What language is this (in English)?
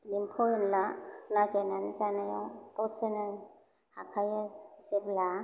Bodo